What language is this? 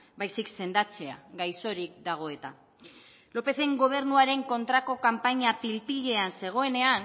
Basque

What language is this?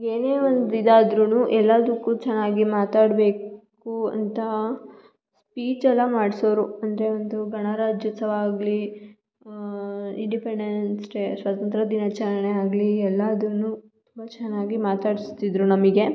Kannada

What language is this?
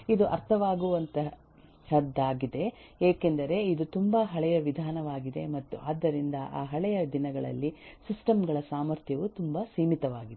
Kannada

